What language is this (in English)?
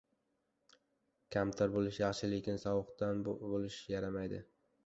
Uzbek